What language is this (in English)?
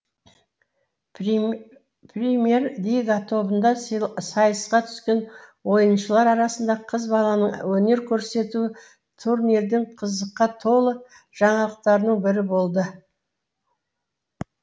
Kazakh